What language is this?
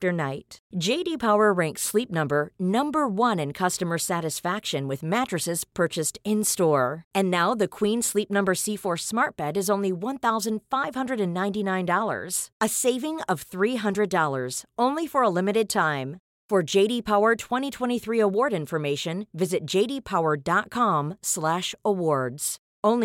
Swedish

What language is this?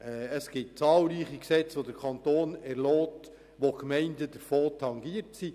Swiss German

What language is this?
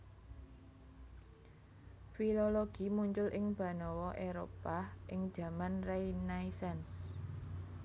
Javanese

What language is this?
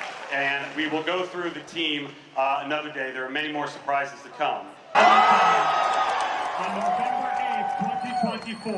English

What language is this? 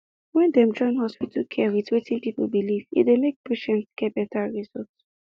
Nigerian Pidgin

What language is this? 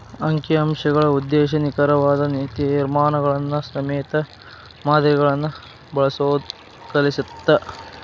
Kannada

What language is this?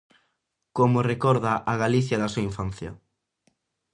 Galician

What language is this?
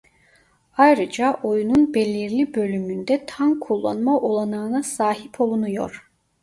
Turkish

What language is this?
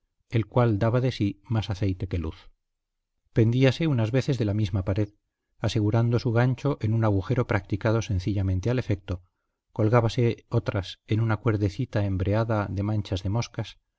Spanish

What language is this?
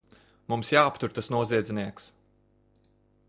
Latvian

